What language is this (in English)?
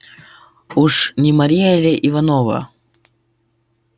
Russian